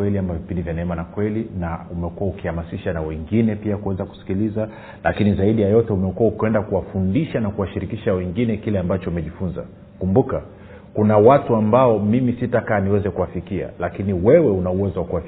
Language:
Swahili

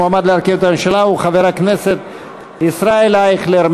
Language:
Hebrew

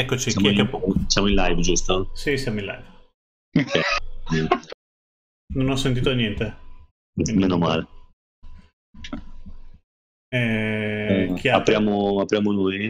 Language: Italian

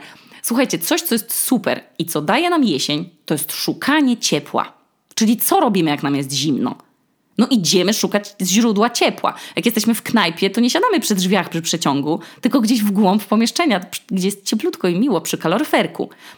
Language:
Polish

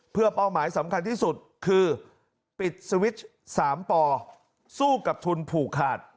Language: Thai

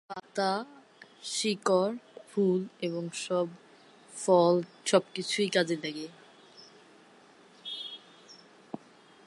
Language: Bangla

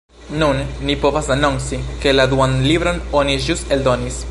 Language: Esperanto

